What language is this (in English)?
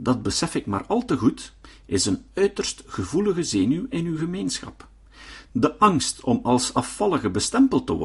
Dutch